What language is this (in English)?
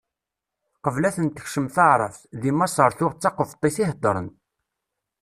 Kabyle